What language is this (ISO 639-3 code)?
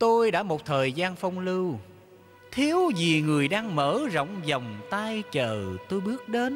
vie